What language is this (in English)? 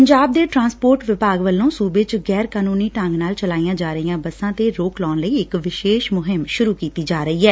Punjabi